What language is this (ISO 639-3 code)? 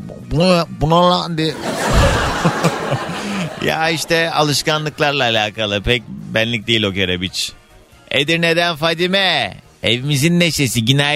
tur